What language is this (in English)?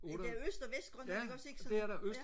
Danish